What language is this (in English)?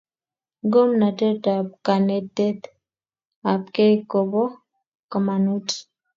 Kalenjin